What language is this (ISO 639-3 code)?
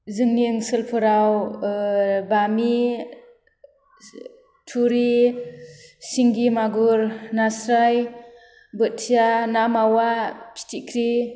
brx